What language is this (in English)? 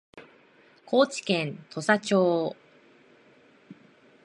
Japanese